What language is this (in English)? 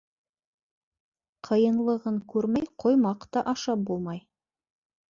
Bashkir